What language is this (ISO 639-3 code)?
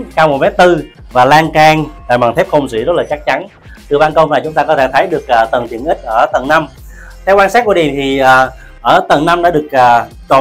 vie